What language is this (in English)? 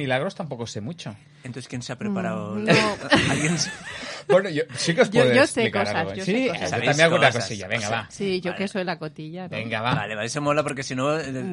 Spanish